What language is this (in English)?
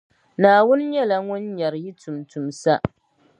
Dagbani